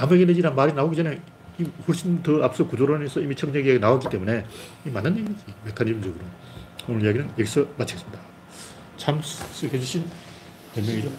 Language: Korean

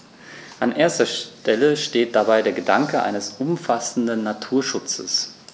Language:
German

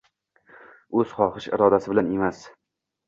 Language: Uzbek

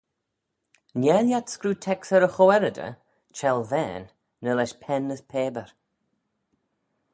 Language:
Manx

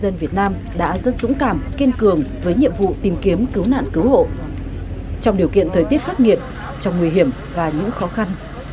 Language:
Vietnamese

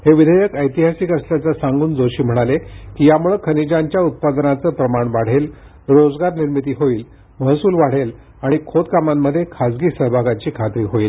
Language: Marathi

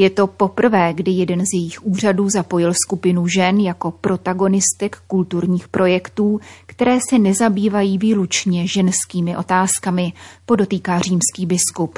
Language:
Czech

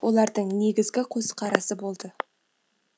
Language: Kazakh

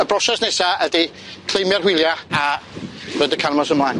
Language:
Welsh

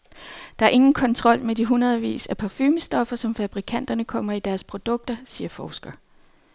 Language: Danish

